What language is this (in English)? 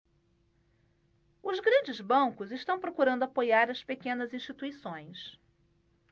Portuguese